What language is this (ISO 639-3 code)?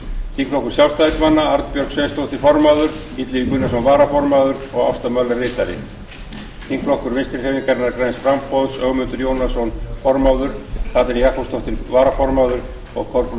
isl